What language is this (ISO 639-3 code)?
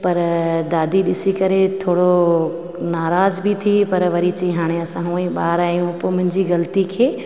snd